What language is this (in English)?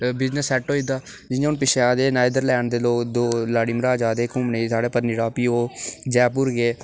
Dogri